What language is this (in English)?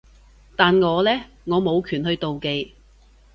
Cantonese